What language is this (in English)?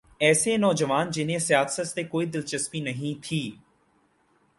Urdu